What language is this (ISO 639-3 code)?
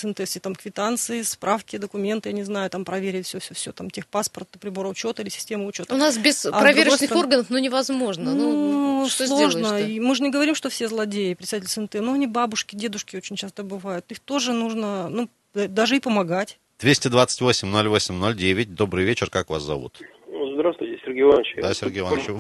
rus